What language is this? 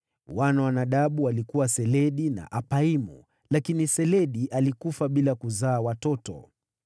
Swahili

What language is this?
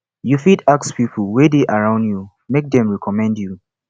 Nigerian Pidgin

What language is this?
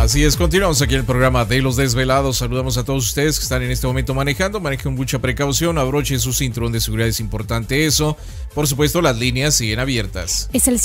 Spanish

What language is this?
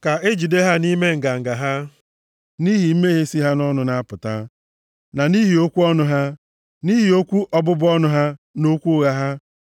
Igbo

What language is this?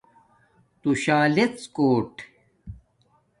Domaaki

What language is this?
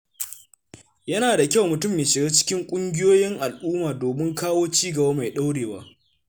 Hausa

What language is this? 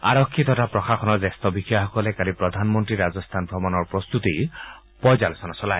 Assamese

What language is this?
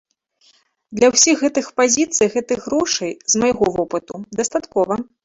Belarusian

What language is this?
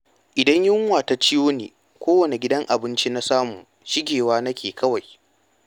Hausa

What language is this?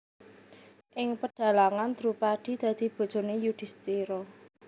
Javanese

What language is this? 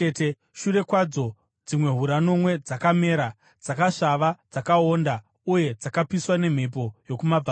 Shona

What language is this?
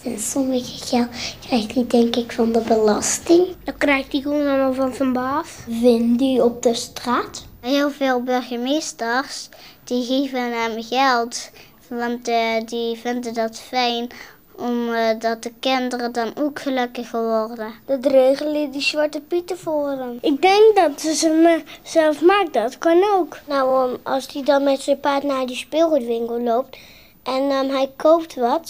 Dutch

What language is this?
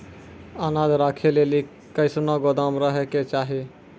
Maithili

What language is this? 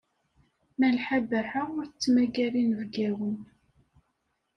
Kabyle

